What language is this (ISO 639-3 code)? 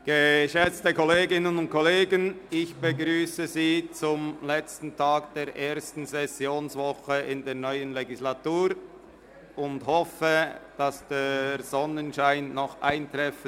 gsw